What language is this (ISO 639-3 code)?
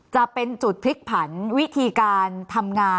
tha